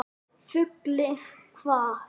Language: Icelandic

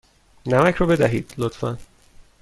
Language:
Persian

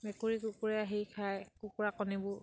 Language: Assamese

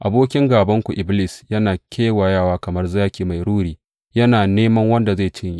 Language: Hausa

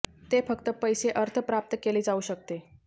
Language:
Marathi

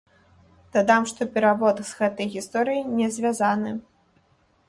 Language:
Belarusian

